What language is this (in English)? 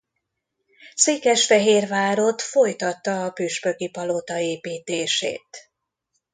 Hungarian